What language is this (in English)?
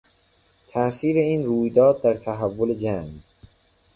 Persian